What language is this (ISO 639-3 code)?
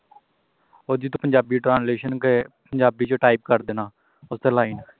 pan